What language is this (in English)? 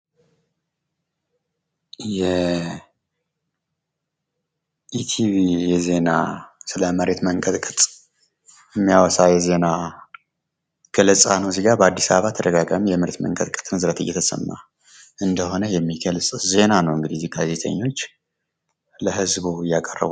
Amharic